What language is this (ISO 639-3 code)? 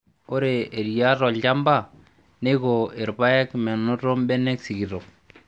mas